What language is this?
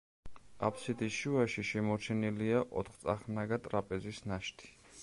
Georgian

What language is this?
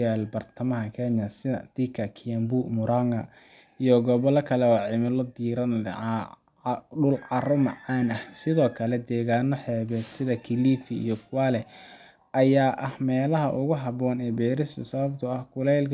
Somali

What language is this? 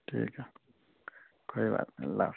Urdu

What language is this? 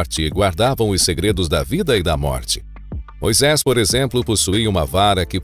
Portuguese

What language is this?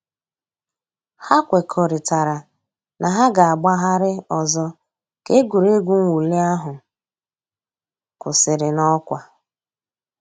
Igbo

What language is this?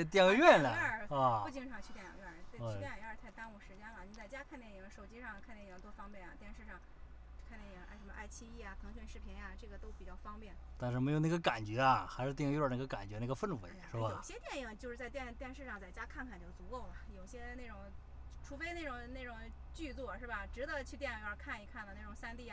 Chinese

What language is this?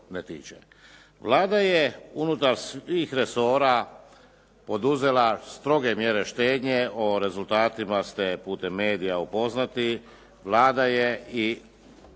Croatian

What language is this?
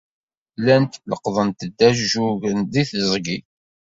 Kabyle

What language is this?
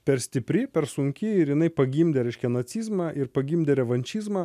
Lithuanian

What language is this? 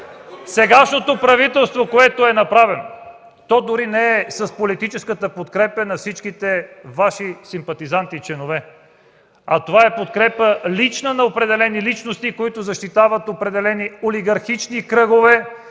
Bulgarian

